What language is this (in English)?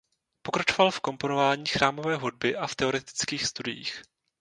Czech